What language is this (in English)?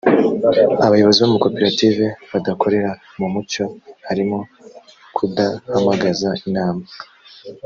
Kinyarwanda